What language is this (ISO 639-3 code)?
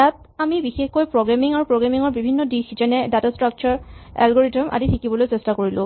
asm